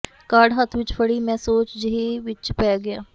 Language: Punjabi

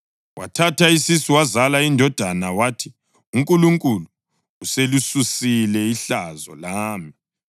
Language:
North Ndebele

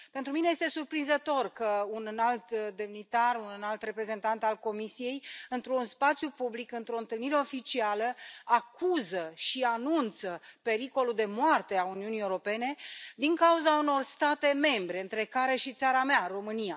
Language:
Romanian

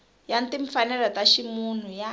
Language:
Tsonga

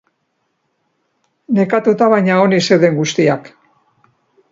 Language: Basque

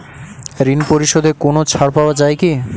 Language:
Bangla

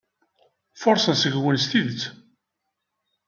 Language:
Kabyle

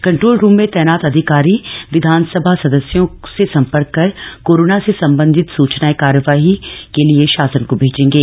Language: Hindi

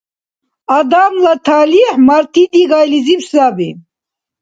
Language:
Dargwa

